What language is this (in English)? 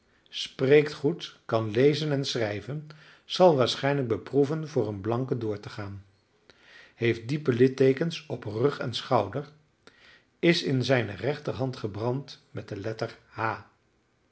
Dutch